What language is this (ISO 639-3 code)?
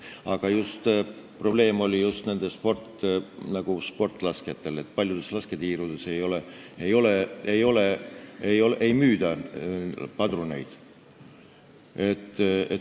est